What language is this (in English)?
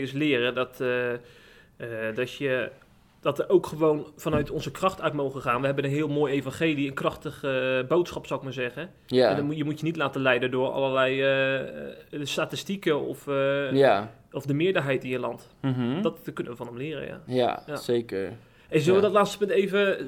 Dutch